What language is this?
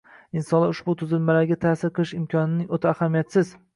Uzbek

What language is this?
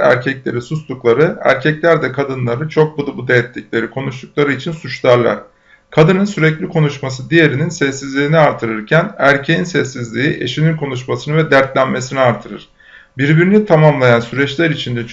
Turkish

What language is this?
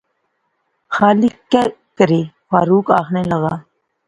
Pahari-Potwari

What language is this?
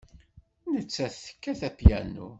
Kabyle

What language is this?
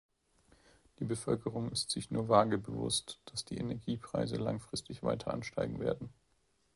German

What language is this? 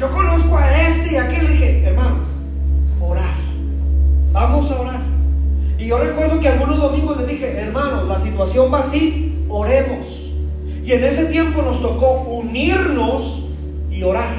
Spanish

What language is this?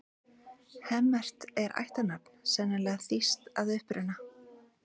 Icelandic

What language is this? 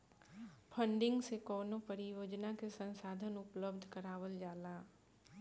Bhojpuri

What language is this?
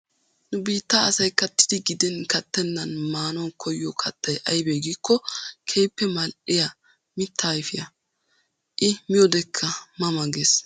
Wolaytta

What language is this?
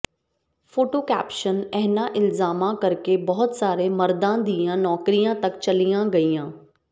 Punjabi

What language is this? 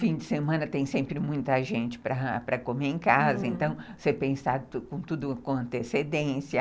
Portuguese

